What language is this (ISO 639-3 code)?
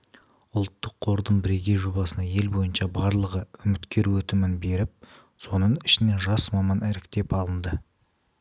kaz